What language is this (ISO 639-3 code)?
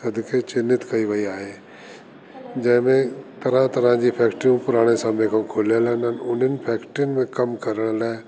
snd